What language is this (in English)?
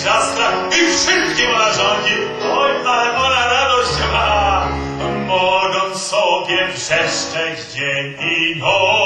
Polish